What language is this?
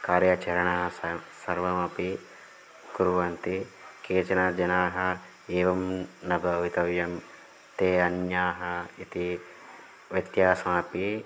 Sanskrit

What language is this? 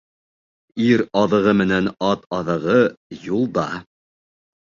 Bashkir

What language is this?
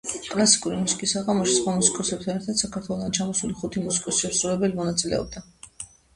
Georgian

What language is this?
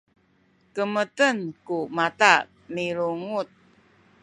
Sakizaya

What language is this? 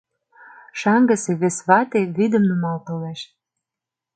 Mari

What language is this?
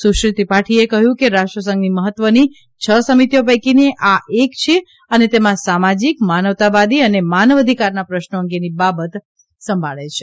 Gujarati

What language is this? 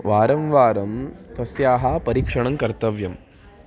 Sanskrit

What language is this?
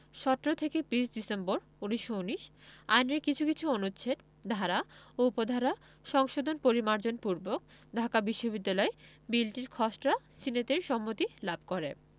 Bangla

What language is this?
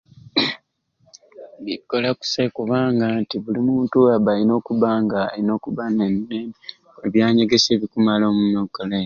Ruuli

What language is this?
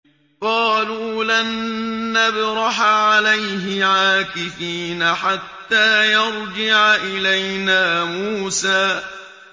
Arabic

